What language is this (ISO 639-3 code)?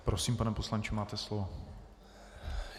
ces